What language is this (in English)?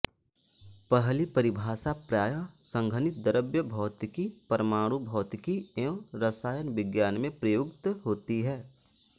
Hindi